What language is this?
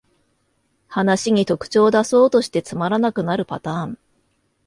Japanese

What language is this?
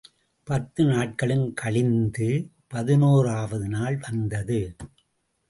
Tamil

